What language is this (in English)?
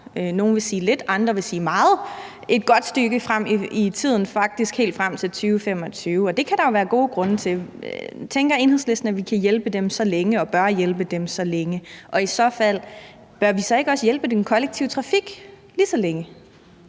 Danish